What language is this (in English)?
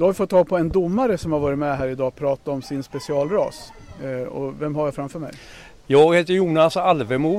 Swedish